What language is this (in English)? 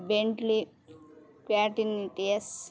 Telugu